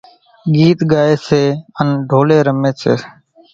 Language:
Kachi Koli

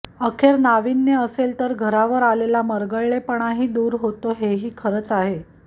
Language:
Marathi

